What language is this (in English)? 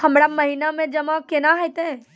Maithili